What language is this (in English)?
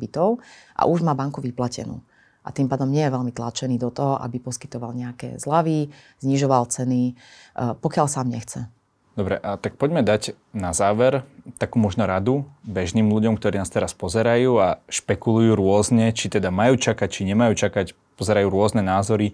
Slovak